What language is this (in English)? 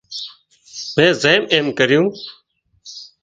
Wadiyara Koli